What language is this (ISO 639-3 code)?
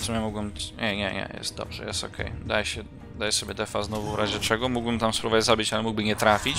pol